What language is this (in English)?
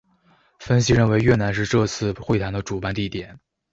Chinese